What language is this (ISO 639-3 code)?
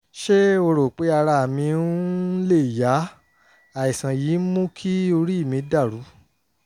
yor